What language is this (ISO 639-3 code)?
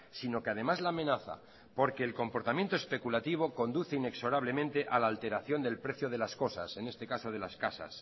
spa